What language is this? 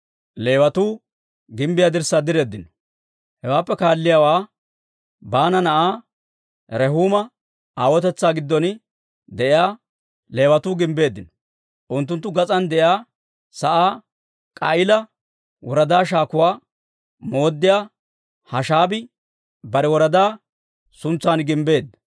Dawro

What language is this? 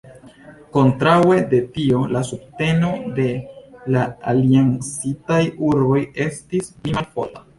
Esperanto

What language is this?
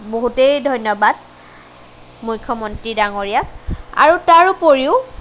Assamese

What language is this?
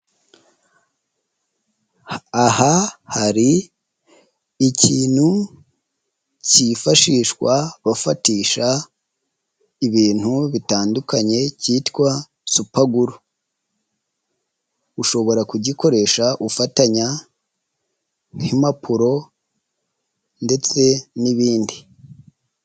Kinyarwanda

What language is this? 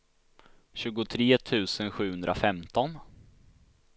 Swedish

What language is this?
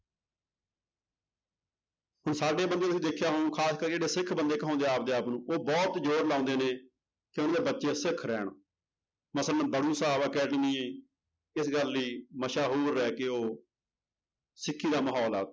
Punjabi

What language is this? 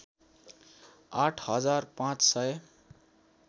Nepali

